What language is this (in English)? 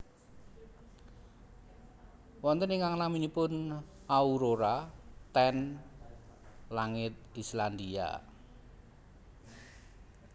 Javanese